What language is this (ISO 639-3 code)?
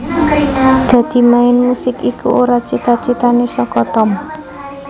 jav